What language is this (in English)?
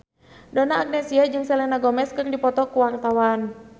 Sundanese